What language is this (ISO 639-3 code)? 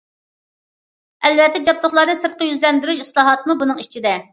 uig